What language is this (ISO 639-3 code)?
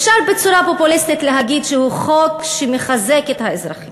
heb